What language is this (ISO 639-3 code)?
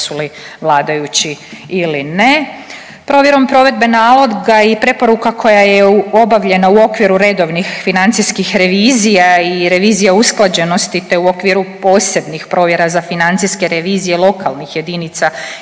hrv